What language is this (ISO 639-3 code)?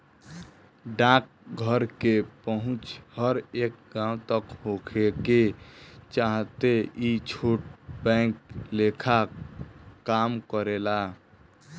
bho